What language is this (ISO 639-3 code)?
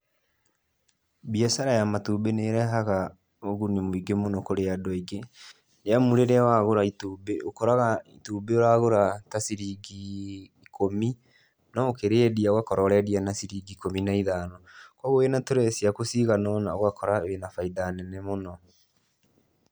kik